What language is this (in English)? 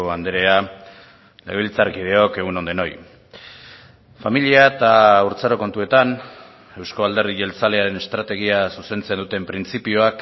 Basque